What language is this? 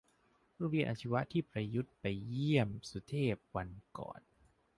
Thai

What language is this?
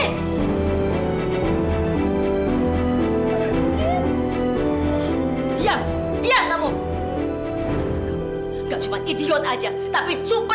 Indonesian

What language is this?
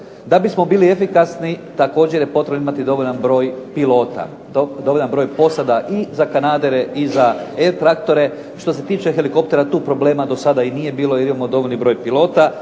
Croatian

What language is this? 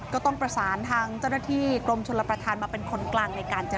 Thai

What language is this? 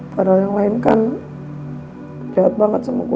Indonesian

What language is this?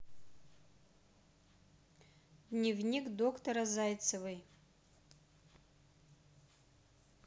Russian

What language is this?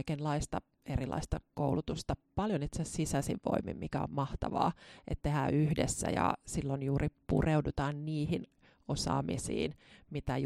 Finnish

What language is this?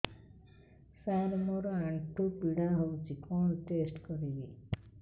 Odia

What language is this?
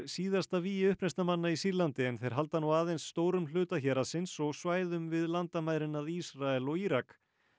Icelandic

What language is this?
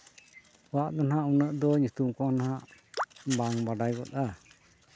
Santali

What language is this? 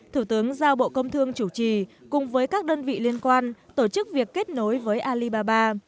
Vietnamese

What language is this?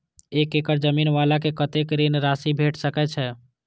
Maithili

